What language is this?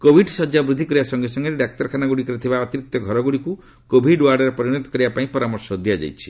Odia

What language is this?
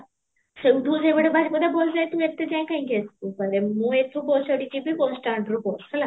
Odia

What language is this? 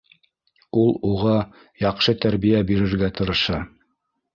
Bashkir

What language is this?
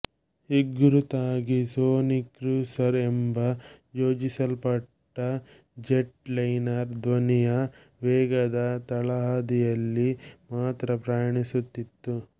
Kannada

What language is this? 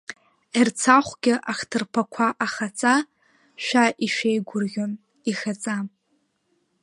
Abkhazian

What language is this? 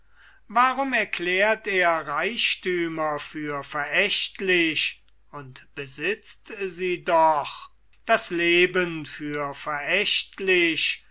German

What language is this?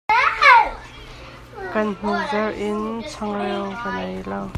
Hakha Chin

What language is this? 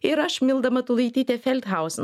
Lithuanian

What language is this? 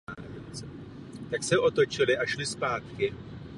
Czech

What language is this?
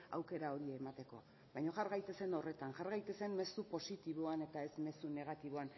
Basque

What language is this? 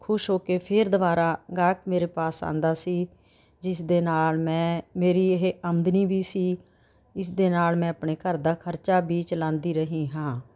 Punjabi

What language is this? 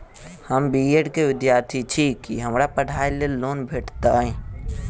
Maithili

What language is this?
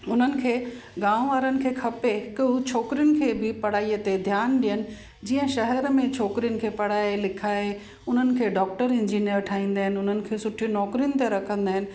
Sindhi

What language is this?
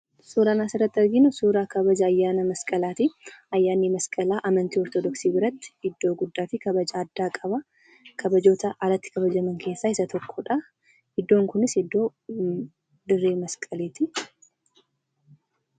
Oromo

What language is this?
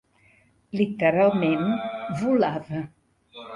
Catalan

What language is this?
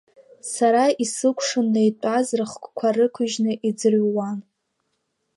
Abkhazian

